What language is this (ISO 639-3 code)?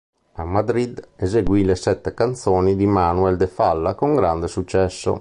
ita